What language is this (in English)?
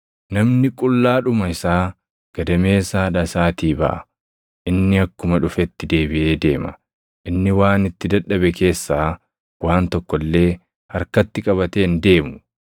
Oromo